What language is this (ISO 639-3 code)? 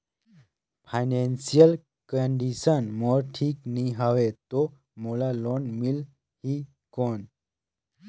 hne